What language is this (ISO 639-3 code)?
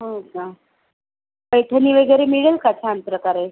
mar